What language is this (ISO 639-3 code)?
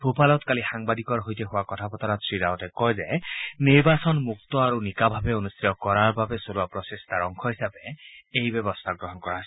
asm